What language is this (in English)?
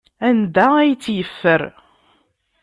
Kabyle